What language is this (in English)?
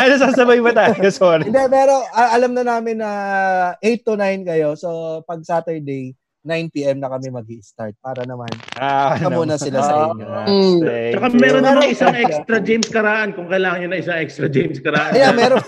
Filipino